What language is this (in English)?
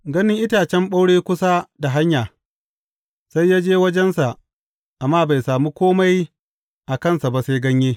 Hausa